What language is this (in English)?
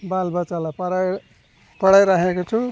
Nepali